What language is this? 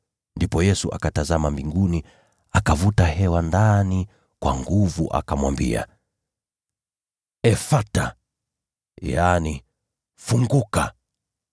Swahili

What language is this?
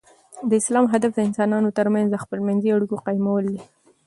Pashto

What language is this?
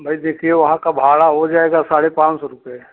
Hindi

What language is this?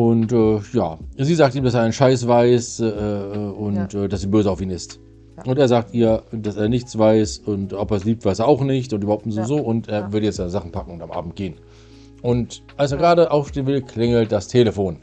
German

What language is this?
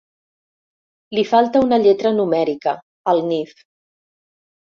Catalan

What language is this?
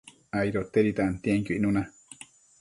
Matsés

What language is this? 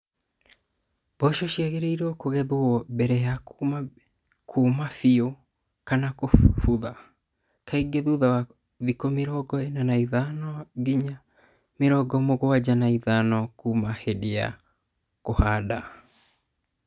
Kikuyu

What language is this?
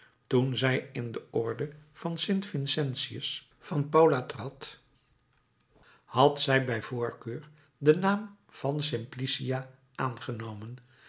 Dutch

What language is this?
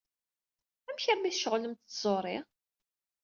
Kabyle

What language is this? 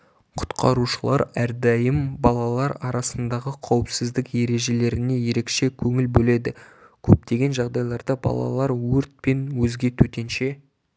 Kazakh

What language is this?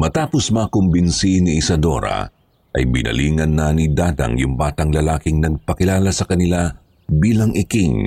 Filipino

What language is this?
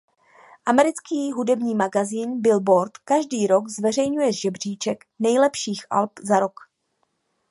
Czech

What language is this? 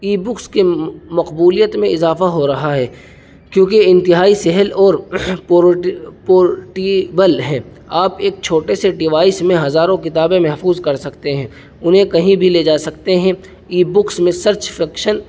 Urdu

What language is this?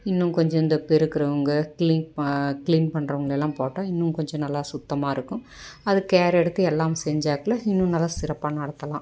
Tamil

